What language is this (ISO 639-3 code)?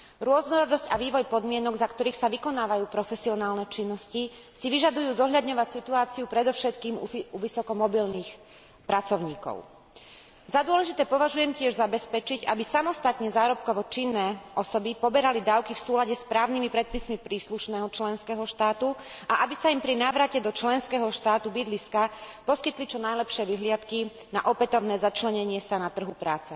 slk